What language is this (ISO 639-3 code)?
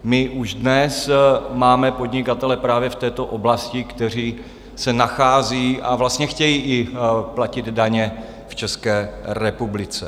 ces